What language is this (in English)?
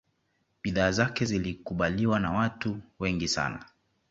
Swahili